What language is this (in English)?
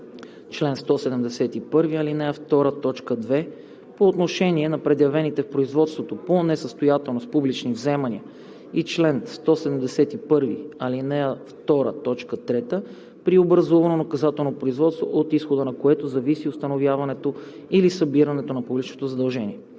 Bulgarian